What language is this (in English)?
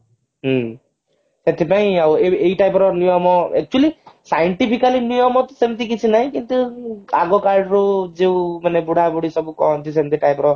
Odia